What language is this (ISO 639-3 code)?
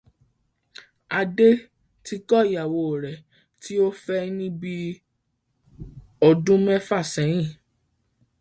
yor